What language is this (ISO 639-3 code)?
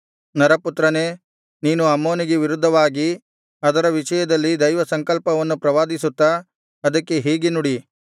kan